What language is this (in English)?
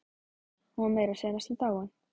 Icelandic